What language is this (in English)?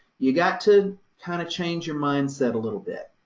English